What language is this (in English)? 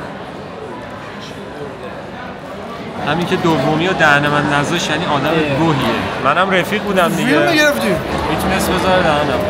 Persian